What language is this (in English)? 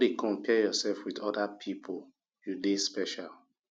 Nigerian Pidgin